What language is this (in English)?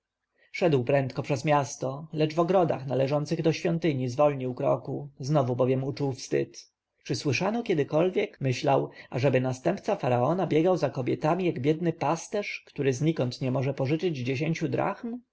Polish